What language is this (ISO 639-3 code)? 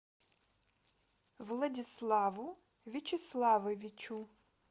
rus